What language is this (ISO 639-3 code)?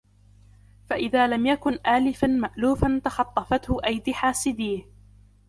ara